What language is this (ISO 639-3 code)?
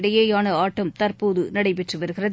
tam